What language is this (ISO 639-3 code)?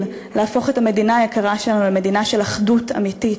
heb